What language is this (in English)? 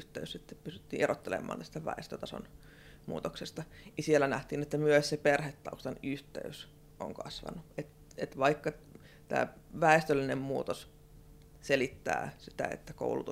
Finnish